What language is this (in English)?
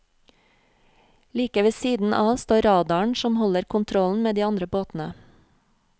Norwegian